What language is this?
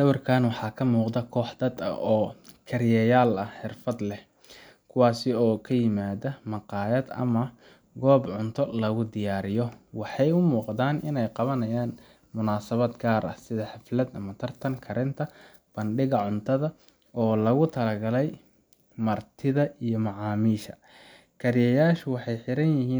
Somali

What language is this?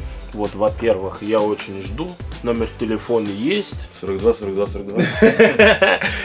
Russian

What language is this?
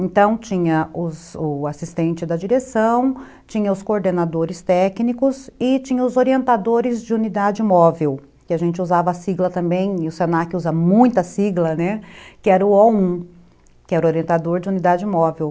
Portuguese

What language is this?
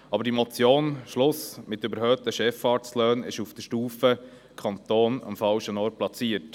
Swiss German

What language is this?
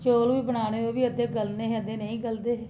Dogri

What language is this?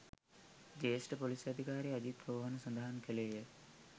Sinhala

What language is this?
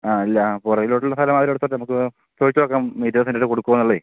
Malayalam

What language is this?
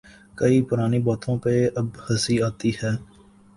Urdu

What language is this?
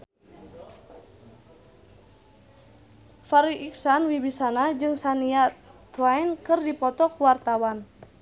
Sundanese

